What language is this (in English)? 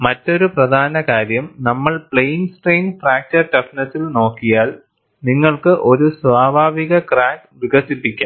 Malayalam